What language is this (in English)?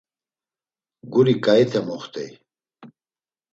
Laz